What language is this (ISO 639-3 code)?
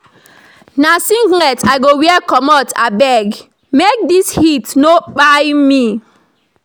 pcm